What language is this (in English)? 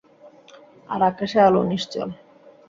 Bangla